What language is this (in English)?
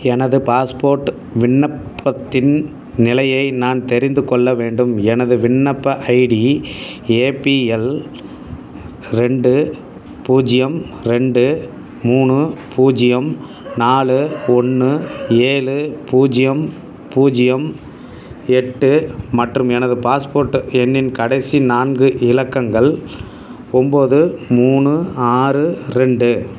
Tamil